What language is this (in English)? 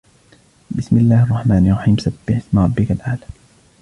Arabic